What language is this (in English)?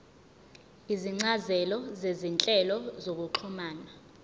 Zulu